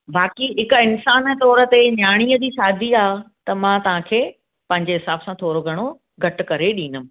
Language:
Sindhi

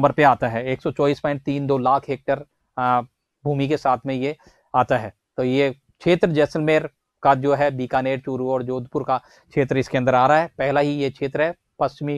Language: Hindi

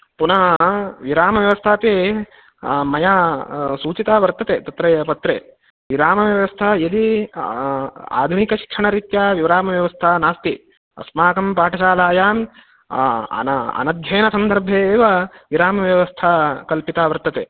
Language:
Sanskrit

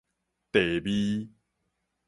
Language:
Min Nan Chinese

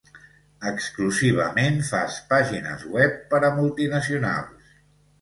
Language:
Catalan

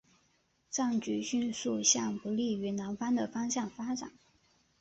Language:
Chinese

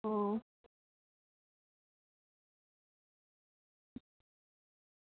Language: Dogri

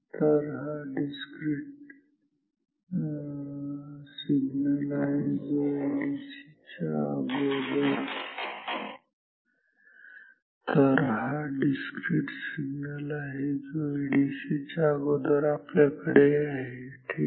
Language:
Marathi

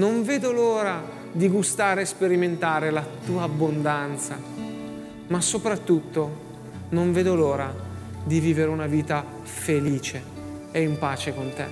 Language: Italian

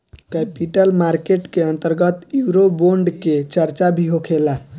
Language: Bhojpuri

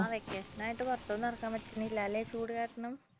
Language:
Malayalam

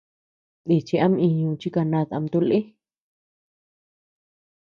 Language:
Tepeuxila Cuicatec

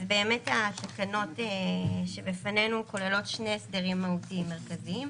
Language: Hebrew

